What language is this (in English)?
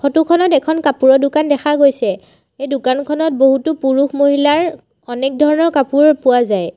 Assamese